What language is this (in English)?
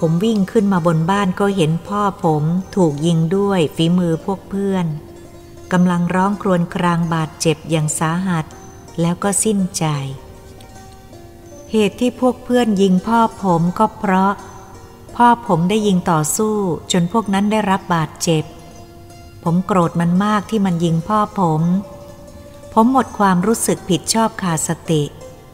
Thai